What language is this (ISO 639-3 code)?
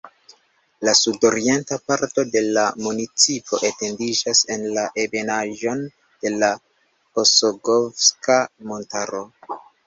epo